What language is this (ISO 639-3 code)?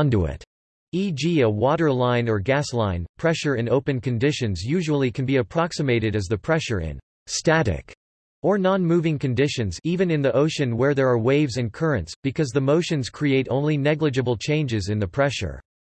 eng